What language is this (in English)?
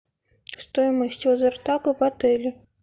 Russian